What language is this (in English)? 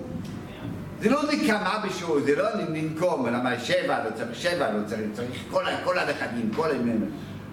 Hebrew